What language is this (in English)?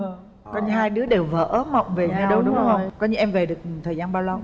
Vietnamese